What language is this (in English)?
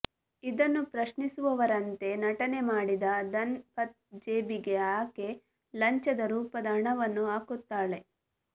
Kannada